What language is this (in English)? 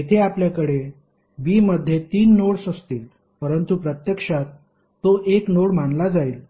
Marathi